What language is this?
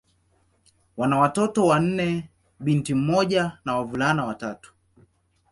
Swahili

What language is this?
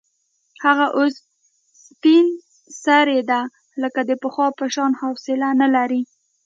Pashto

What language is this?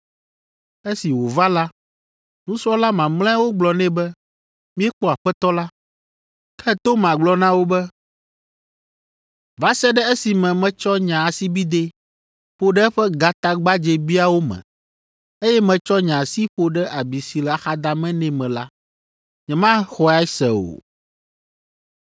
Ewe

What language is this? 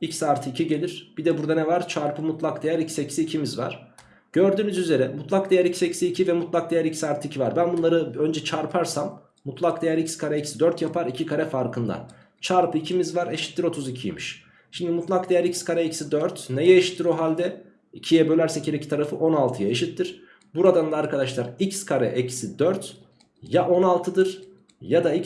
Turkish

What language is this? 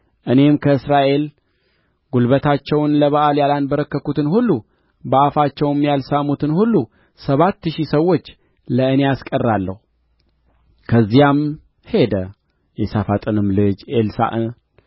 Amharic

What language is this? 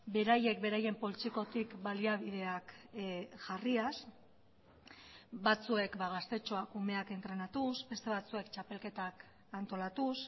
Basque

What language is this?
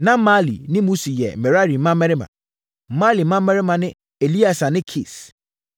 Akan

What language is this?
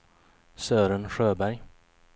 Swedish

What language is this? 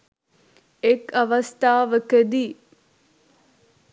Sinhala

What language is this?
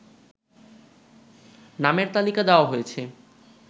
Bangla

